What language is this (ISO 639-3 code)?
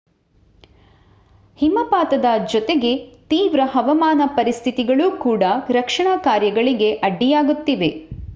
kan